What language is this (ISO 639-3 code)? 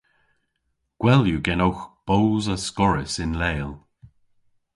cor